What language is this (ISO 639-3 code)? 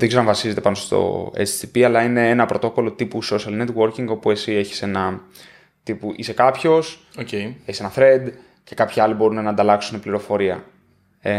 ell